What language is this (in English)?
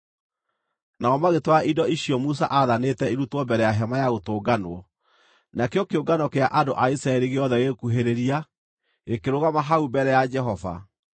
Kikuyu